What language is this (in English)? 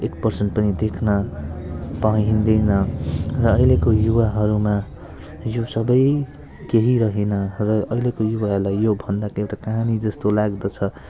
Nepali